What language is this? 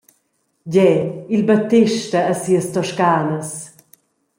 Romansh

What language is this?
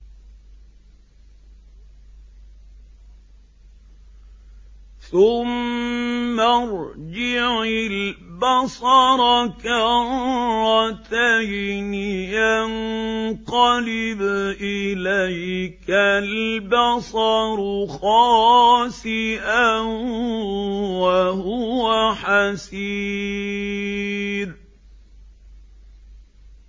Arabic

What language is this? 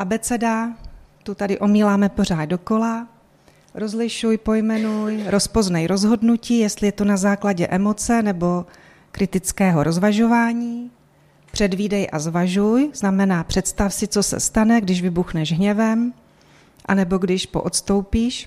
Czech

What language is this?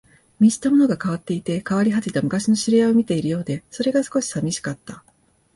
Japanese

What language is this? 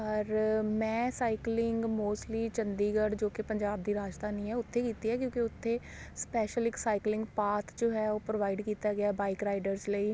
Punjabi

